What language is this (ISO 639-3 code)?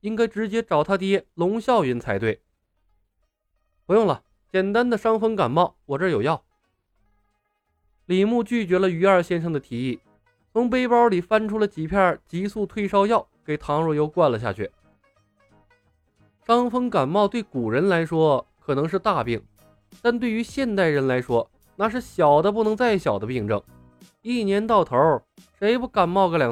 zho